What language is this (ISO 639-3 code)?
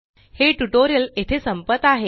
mar